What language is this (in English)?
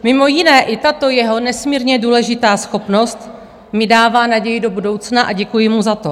Czech